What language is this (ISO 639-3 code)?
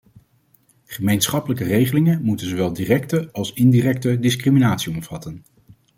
nld